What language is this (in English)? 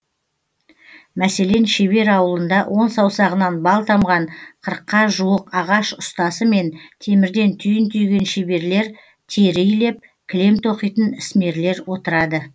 Kazakh